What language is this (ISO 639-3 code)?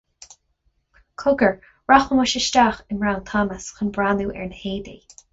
gle